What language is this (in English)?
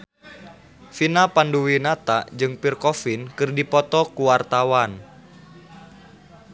Sundanese